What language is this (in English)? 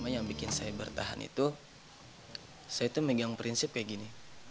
Indonesian